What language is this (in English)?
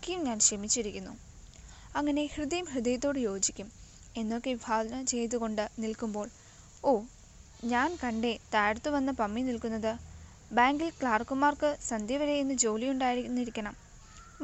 Malayalam